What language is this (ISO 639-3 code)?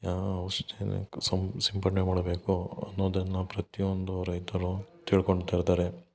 kan